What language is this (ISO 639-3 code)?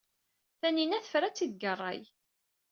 kab